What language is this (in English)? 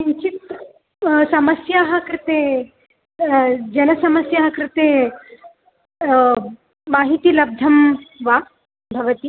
Sanskrit